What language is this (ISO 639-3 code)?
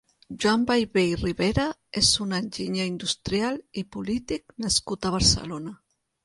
cat